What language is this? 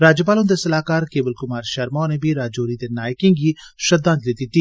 Dogri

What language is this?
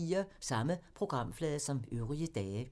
Danish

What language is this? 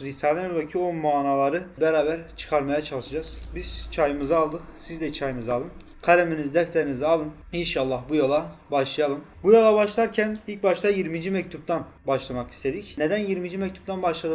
Turkish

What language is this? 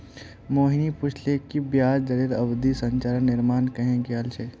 Magahi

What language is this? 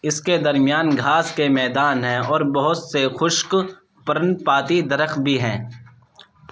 Urdu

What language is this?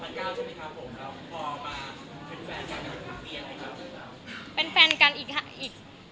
Thai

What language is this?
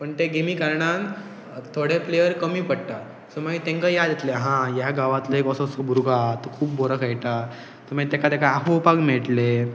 Konkani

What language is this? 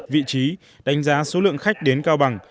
Vietnamese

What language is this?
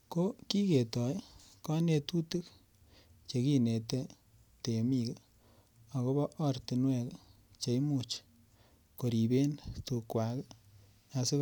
Kalenjin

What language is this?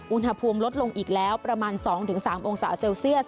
Thai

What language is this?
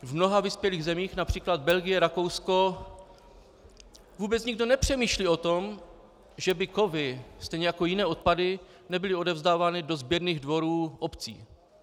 Czech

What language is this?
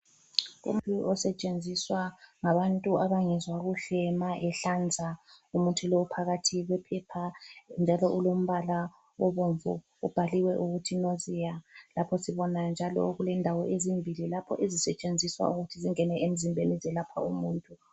North Ndebele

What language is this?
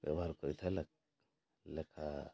Odia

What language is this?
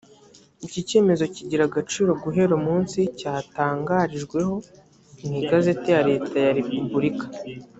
Kinyarwanda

